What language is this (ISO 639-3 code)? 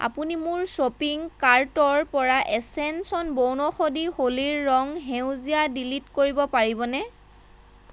asm